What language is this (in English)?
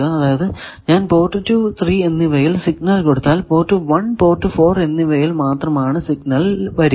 Malayalam